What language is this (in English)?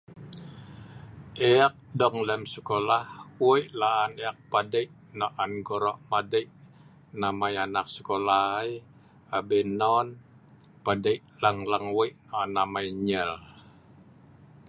Sa'ban